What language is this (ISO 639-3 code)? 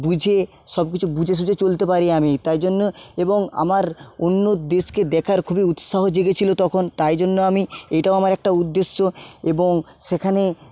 ben